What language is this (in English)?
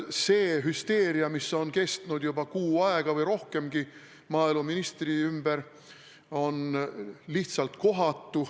Estonian